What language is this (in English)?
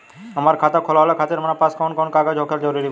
Bhojpuri